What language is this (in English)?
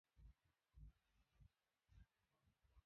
Swahili